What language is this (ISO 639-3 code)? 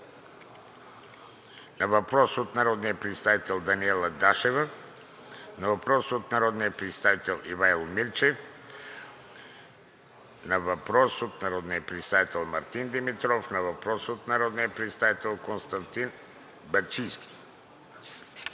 bul